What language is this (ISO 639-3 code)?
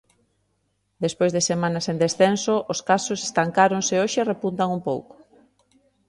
glg